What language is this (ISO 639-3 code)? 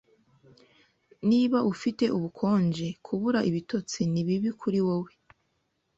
kin